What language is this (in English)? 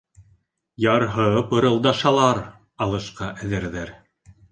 Bashkir